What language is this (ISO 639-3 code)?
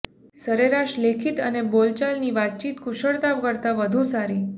guj